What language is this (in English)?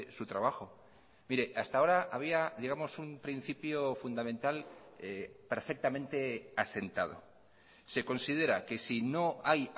Spanish